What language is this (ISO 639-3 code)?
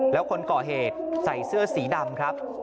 tha